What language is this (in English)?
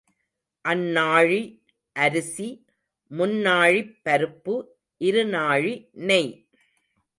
Tamil